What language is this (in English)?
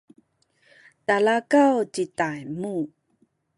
Sakizaya